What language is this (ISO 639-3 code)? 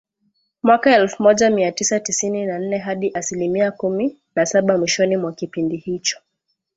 swa